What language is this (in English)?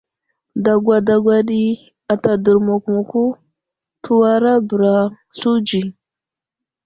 Wuzlam